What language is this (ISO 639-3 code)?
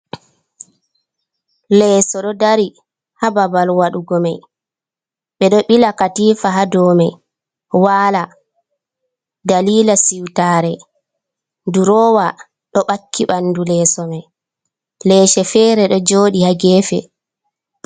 ful